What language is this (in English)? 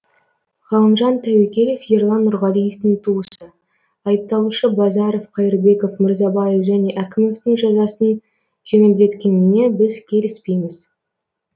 Kazakh